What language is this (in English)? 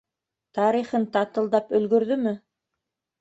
Bashkir